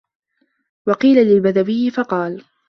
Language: Arabic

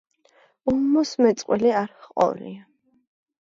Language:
Georgian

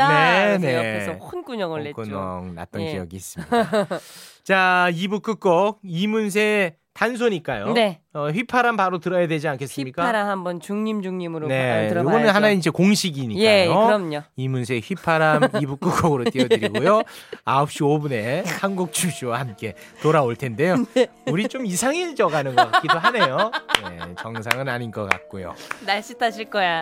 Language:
Korean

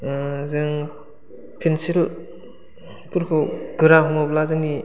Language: Bodo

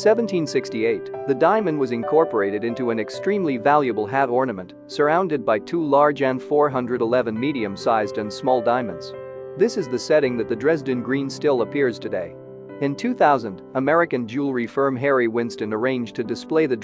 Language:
English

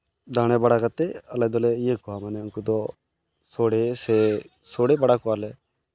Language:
Santali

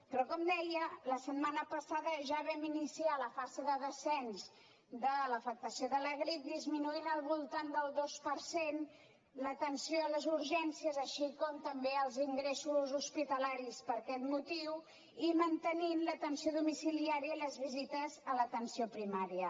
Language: Catalan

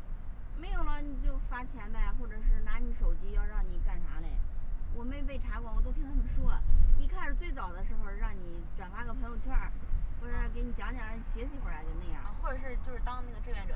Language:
Chinese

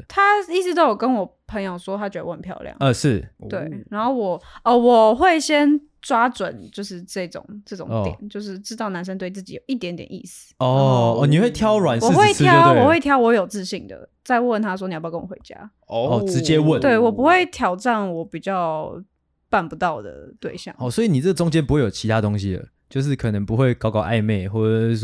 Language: Chinese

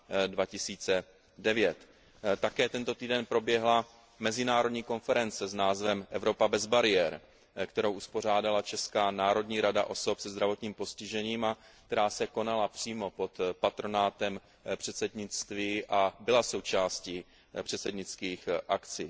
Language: Czech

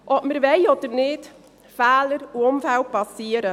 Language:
Swiss German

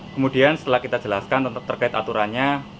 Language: Indonesian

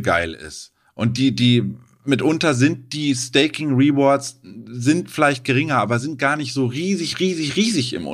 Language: German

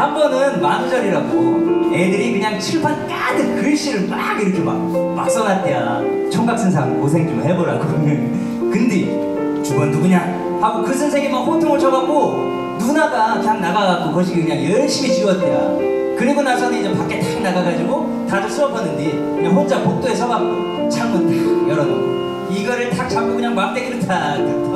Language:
Korean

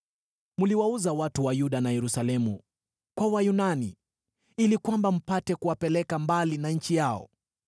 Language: Swahili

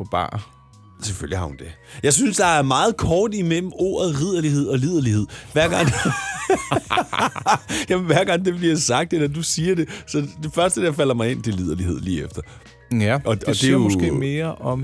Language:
Danish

